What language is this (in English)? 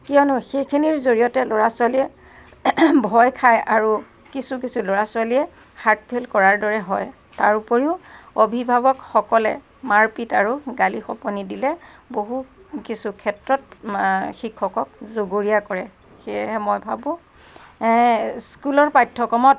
Assamese